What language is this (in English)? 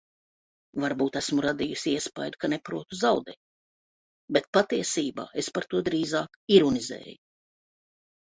Latvian